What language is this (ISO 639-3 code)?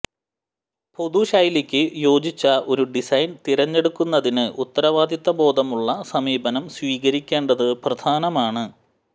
mal